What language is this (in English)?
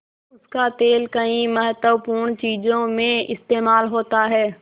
Hindi